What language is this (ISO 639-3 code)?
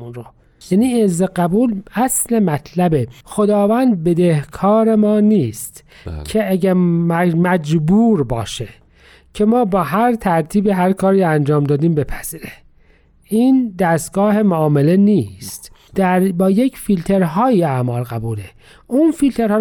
fas